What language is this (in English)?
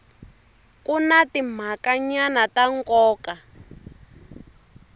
Tsonga